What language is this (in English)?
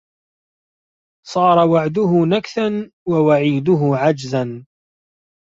Arabic